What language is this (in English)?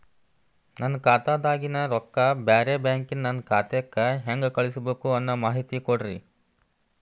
Kannada